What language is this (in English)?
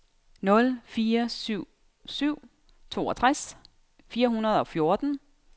Danish